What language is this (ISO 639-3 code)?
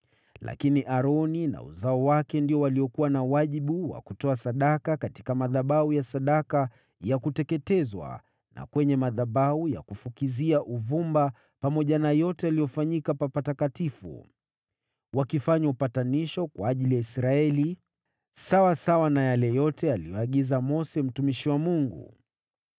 swa